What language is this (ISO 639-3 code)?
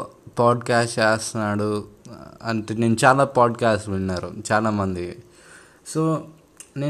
tel